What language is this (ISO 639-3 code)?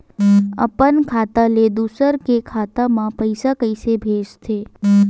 hne